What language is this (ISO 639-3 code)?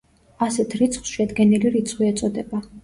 kat